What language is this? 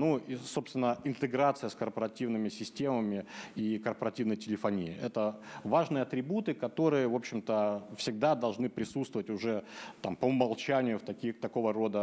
Russian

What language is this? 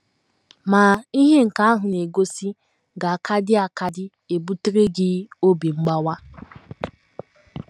Igbo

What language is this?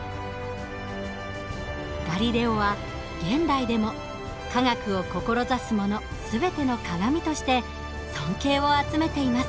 Japanese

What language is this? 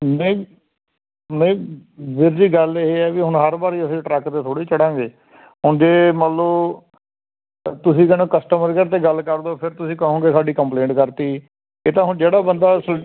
Punjabi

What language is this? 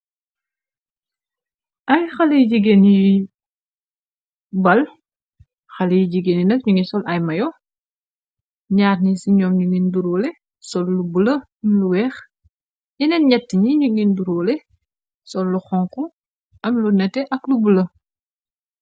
Wolof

